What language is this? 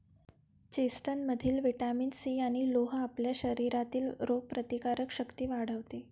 Marathi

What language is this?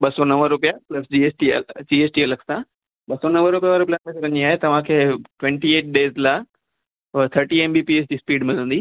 Sindhi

